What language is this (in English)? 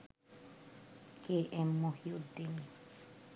Bangla